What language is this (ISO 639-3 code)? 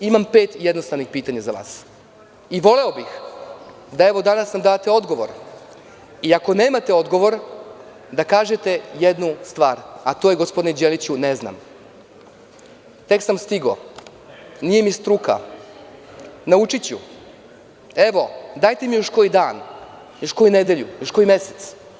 srp